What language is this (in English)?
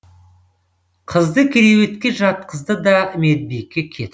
Kazakh